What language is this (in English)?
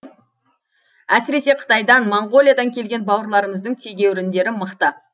Kazakh